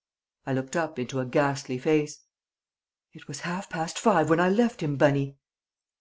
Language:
English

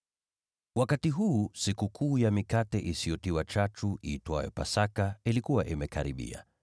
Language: Swahili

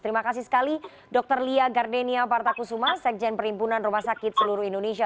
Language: Indonesian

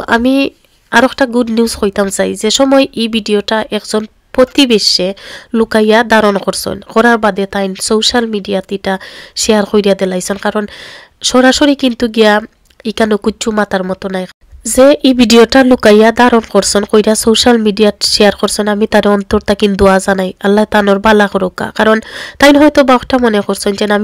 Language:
Arabic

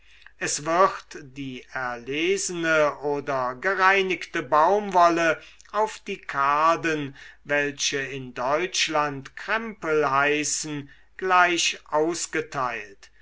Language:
German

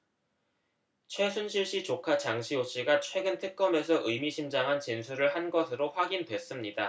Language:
Korean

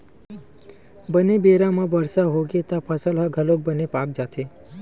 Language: Chhattisgarhi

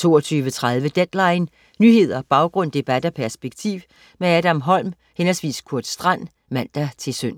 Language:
Danish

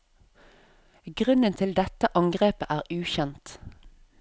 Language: Norwegian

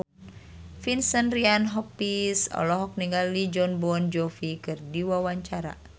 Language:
Sundanese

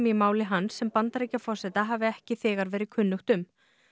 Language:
Icelandic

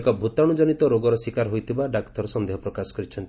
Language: Odia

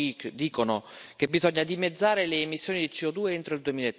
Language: Italian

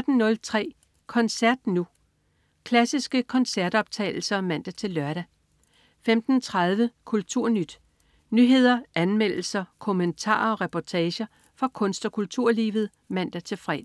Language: Danish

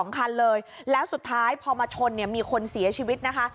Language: Thai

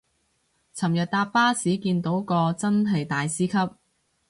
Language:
Cantonese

